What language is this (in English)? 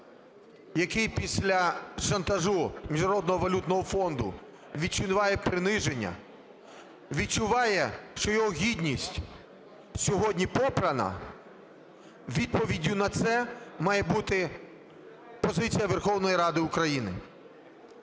Ukrainian